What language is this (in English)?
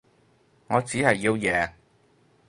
Cantonese